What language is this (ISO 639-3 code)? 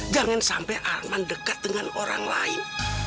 ind